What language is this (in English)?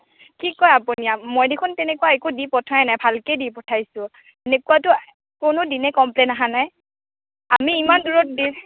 Assamese